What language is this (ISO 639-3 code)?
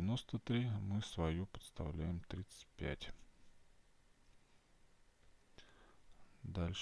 rus